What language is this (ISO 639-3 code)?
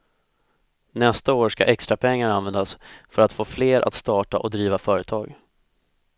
swe